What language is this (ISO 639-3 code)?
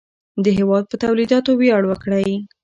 pus